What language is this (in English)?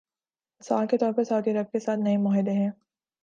Urdu